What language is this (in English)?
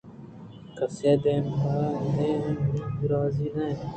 Eastern Balochi